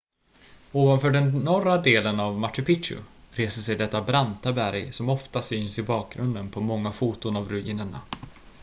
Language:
Swedish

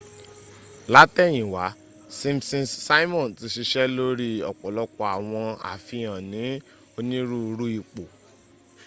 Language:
Yoruba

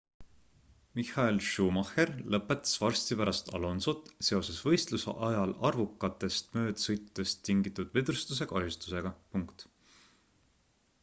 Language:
Estonian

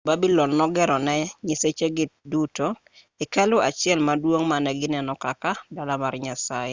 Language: Luo (Kenya and Tanzania)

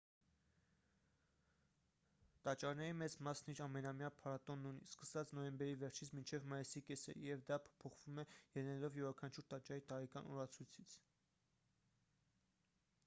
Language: Armenian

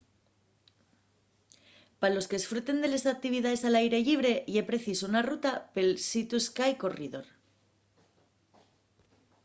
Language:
Asturian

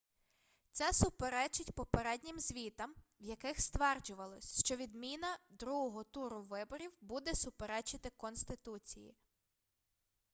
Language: Ukrainian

